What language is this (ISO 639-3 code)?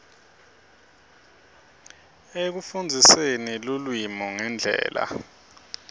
ssw